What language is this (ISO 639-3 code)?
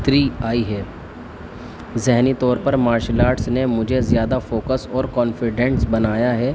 urd